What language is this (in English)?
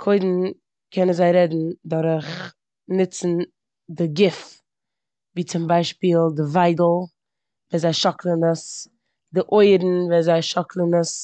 Yiddish